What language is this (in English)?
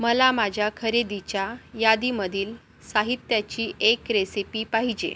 Marathi